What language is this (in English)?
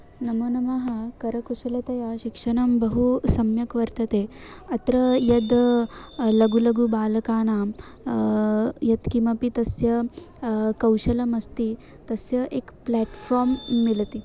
Sanskrit